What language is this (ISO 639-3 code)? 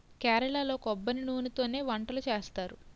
tel